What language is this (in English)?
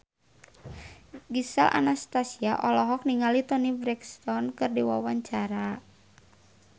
Sundanese